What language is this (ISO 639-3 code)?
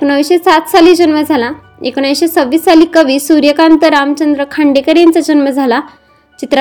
mar